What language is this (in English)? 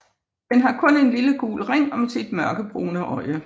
Danish